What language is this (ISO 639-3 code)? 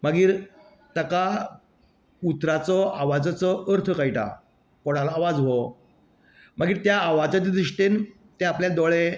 kok